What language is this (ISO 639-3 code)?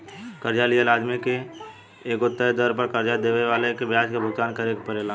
bho